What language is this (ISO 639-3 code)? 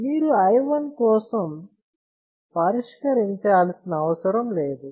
tel